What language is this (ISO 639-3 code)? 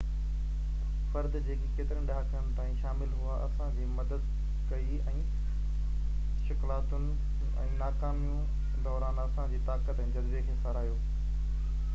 snd